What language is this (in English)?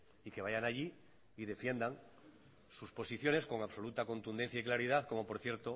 Spanish